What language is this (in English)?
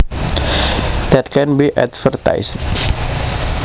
Javanese